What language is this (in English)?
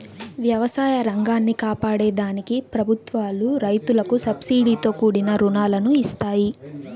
Telugu